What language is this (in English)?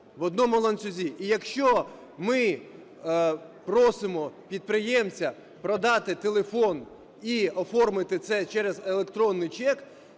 Ukrainian